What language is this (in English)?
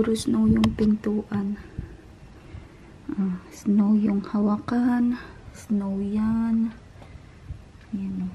Filipino